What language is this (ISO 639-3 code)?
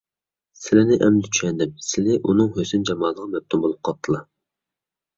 uig